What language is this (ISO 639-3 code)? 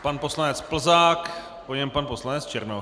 ces